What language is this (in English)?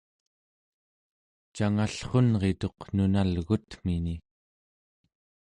Central Yupik